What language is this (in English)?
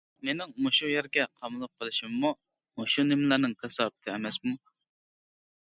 Uyghur